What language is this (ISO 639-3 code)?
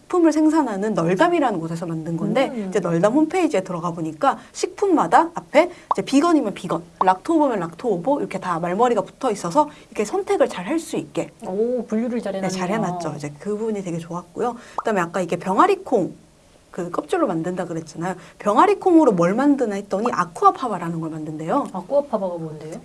kor